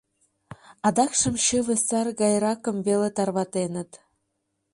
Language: Mari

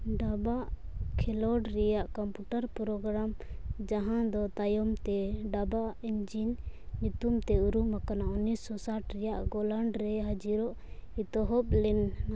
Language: Santali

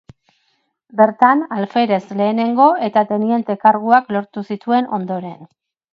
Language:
Basque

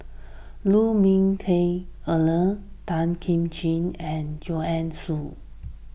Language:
English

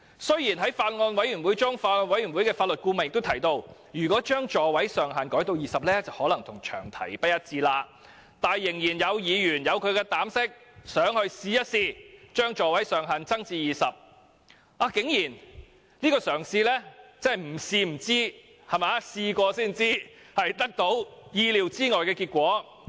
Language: Cantonese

